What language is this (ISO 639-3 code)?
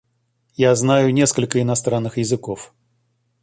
rus